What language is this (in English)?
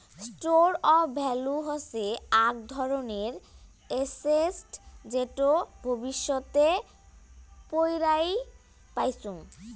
Bangla